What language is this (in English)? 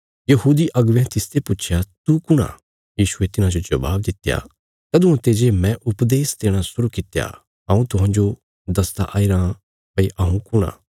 Bilaspuri